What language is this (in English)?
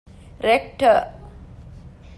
Divehi